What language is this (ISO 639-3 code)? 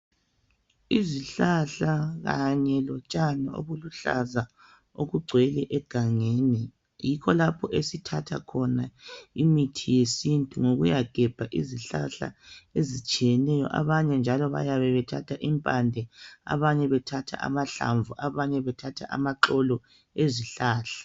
nde